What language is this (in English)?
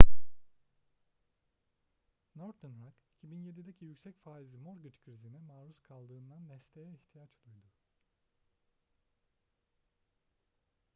Turkish